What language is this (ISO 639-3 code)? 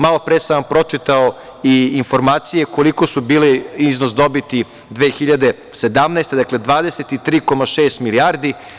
srp